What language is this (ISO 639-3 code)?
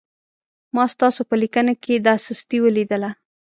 pus